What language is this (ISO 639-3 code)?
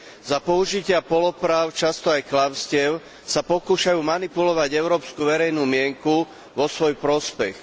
slk